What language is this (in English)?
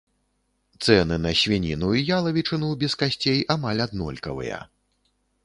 Belarusian